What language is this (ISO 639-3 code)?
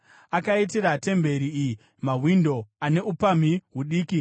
sna